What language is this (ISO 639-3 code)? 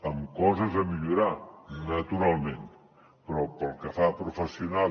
cat